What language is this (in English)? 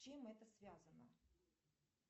Russian